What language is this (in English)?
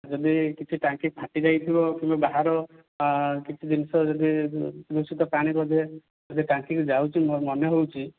Odia